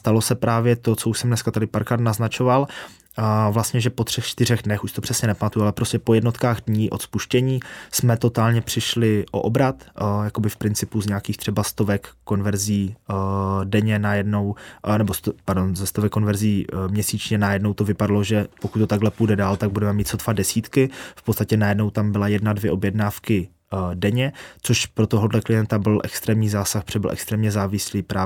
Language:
Czech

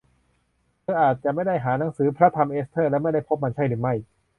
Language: Thai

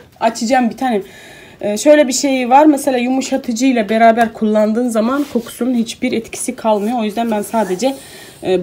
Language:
Turkish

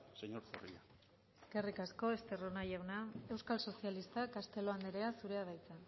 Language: Basque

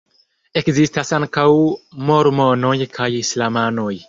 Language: Esperanto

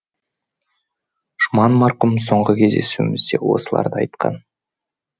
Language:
Kazakh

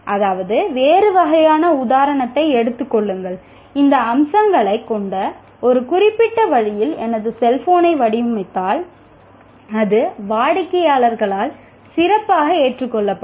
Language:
Tamil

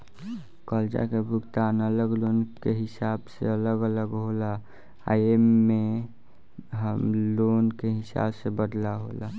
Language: Bhojpuri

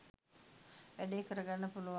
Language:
Sinhala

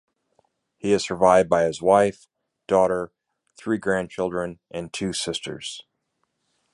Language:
English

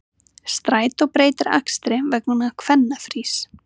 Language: Icelandic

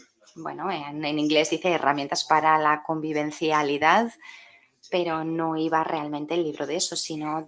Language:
Spanish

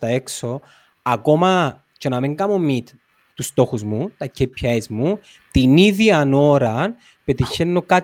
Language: Greek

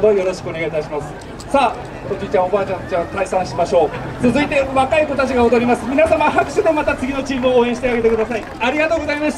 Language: Japanese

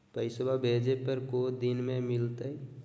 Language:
Magahi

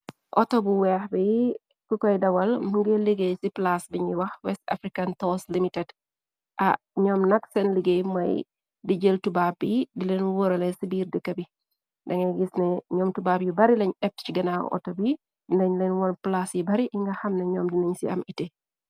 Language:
Wolof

